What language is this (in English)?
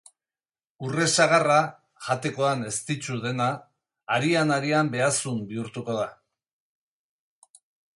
Basque